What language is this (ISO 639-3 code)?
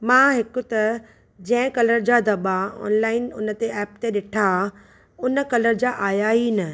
snd